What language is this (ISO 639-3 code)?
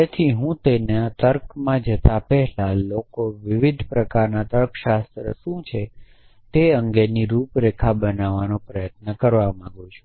guj